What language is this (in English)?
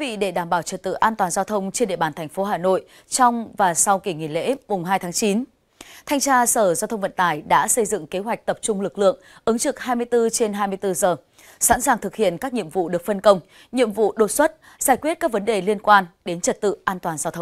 Vietnamese